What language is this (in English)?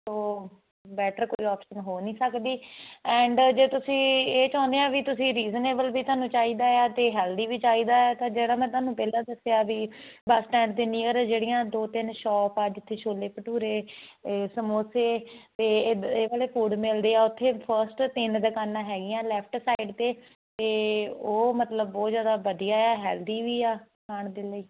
Punjabi